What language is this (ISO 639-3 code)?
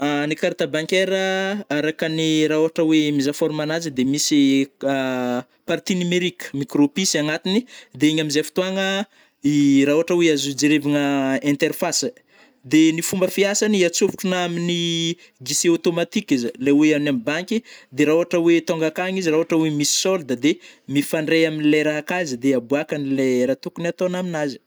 bmm